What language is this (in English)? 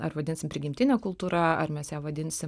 Lithuanian